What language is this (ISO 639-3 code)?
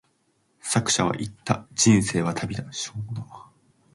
jpn